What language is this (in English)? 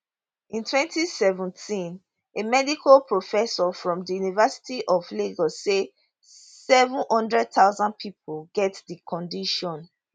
Nigerian Pidgin